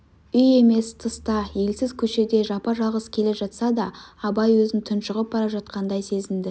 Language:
Kazakh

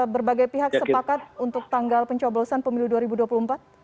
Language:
Indonesian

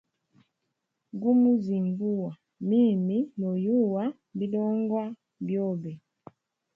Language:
Hemba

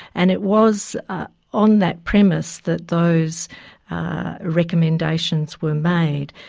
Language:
English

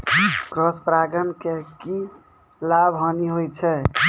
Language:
Maithili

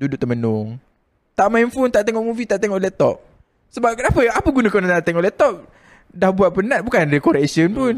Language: Malay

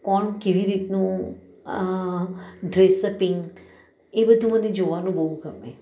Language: Gujarati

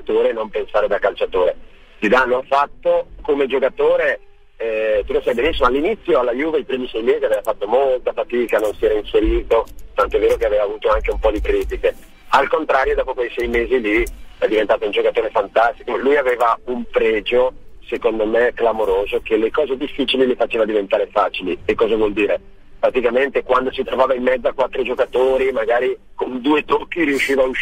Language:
Italian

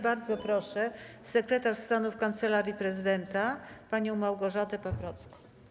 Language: Polish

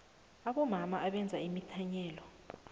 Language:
South Ndebele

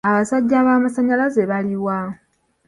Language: Ganda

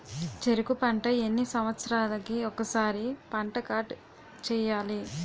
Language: Telugu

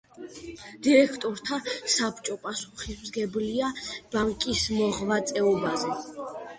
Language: Georgian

